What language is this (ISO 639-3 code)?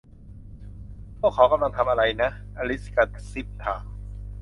tha